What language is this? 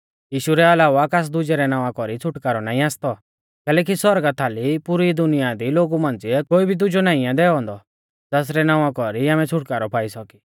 Mahasu Pahari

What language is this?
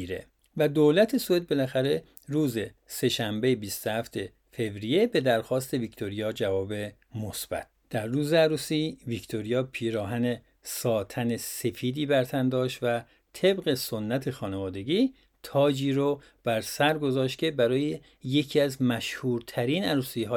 Persian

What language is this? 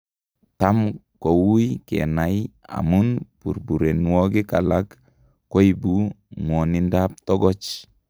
Kalenjin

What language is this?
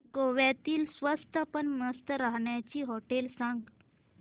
Marathi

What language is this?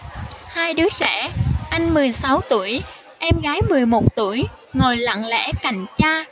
Vietnamese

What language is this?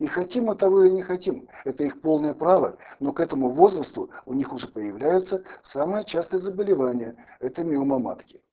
Russian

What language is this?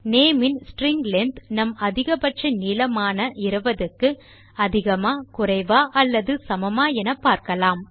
Tamil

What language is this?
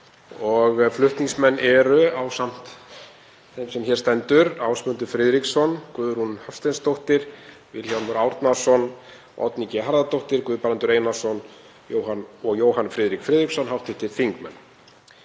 Icelandic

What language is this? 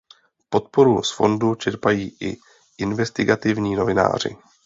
Czech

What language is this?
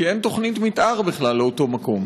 Hebrew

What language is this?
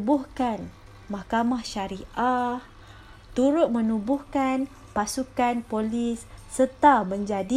Malay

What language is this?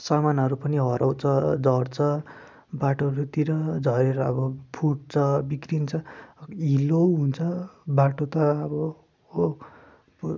Nepali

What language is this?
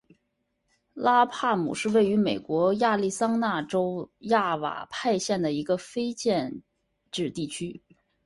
Chinese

